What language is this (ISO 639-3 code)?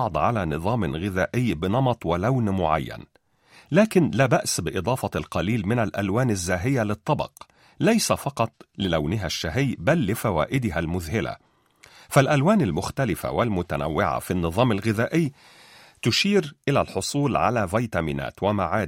ara